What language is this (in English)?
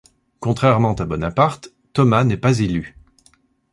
French